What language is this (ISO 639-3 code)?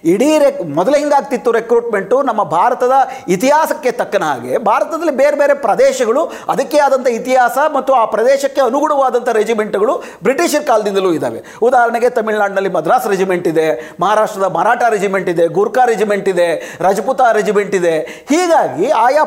kan